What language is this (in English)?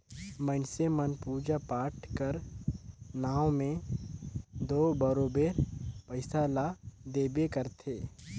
Chhattisgarhi